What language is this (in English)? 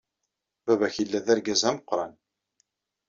Kabyle